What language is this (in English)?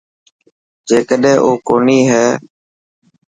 Dhatki